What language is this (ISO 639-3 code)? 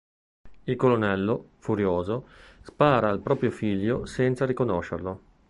ita